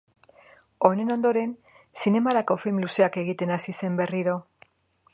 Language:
Basque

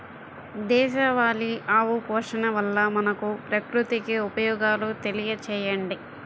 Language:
Telugu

